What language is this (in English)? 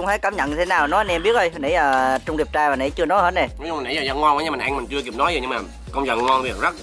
Vietnamese